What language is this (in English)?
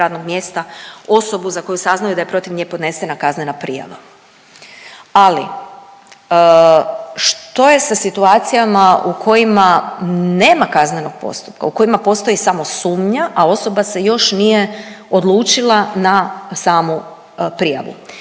Croatian